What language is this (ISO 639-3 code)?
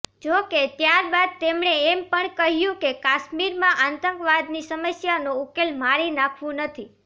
guj